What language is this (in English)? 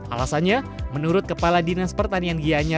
Indonesian